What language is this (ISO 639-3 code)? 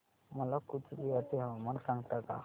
mar